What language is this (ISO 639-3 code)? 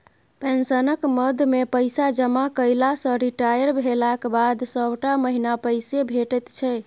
mai